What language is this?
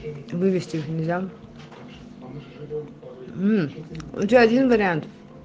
Russian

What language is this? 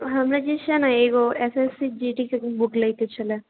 Maithili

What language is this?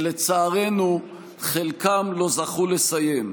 Hebrew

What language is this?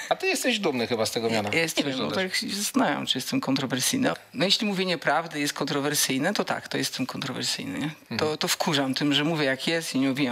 Polish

